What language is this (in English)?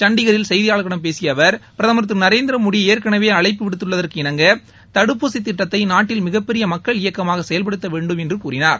Tamil